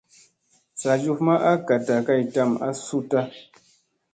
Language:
Musey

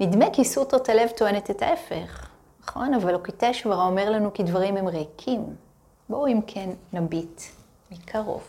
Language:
Hebrew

